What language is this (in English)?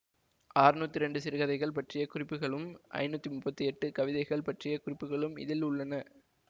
Tamil